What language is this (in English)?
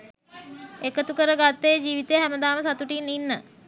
Sinhala